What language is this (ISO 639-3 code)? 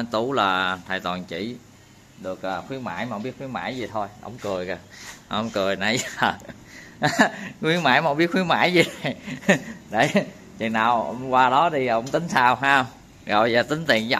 vie